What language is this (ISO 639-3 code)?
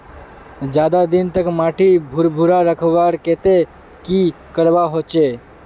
mag